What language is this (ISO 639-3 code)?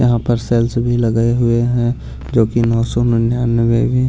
hin